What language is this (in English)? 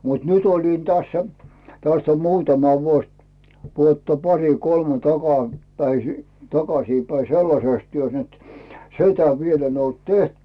Finnish